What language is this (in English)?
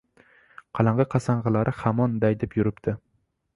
Uzbek